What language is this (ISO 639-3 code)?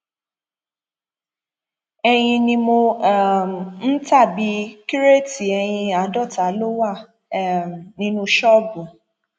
yor